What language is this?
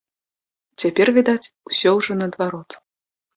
Belarusian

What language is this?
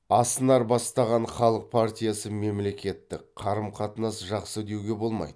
Kazakh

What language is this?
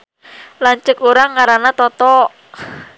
Sundanese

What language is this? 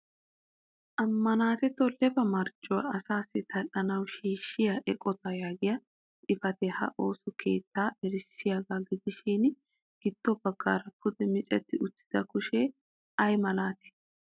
Wolaytta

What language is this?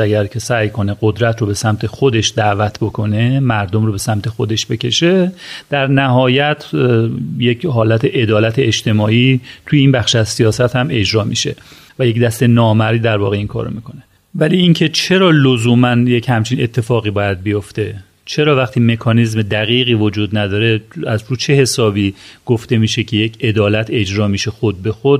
Persian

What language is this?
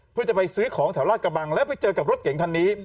Thai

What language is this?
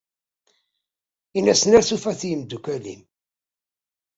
Kabyle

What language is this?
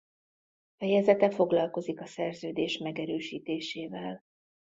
Hungarian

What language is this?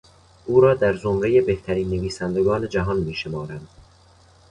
Persian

